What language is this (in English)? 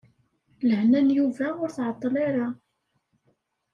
Kabyle